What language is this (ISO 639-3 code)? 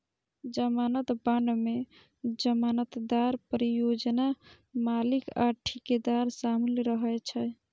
mai